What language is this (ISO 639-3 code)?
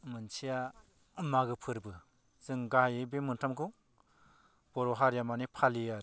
brx